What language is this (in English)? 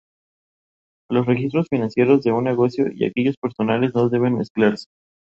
Spanish